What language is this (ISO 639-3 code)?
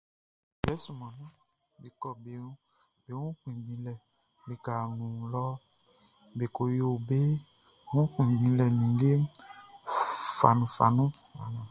bci